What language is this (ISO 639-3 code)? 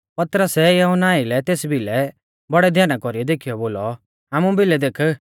bfz